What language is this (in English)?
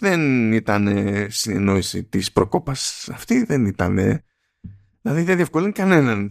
Greek